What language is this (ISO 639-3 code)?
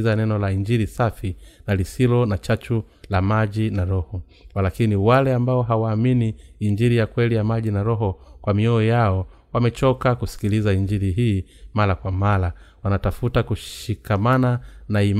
swa